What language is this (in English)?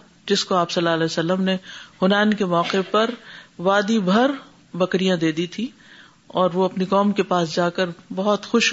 Urdu